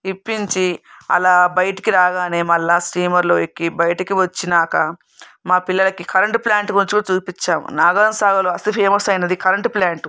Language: Telugu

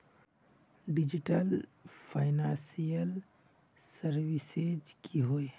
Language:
Magahi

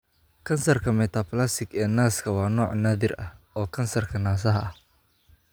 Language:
Somali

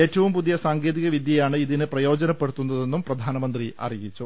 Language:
Malayalam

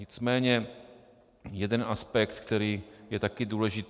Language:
Czech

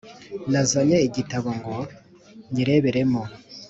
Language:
Kinyarwanda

